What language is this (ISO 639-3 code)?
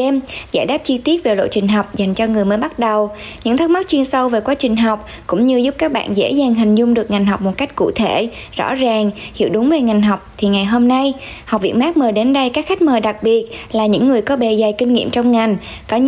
vie